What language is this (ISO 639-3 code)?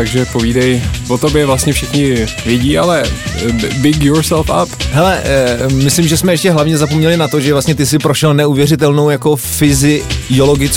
ces